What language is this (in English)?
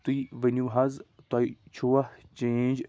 Kashmiri